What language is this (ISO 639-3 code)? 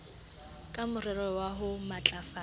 sot